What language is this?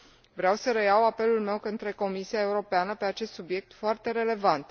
Romanian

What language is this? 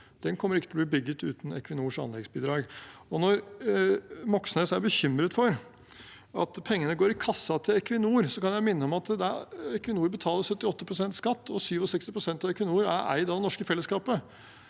Norwegian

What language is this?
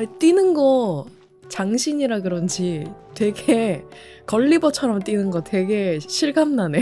Korean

